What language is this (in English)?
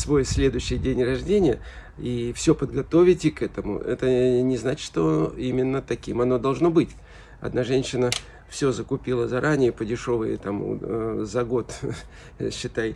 Russian